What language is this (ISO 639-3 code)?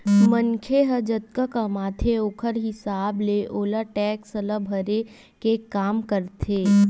hne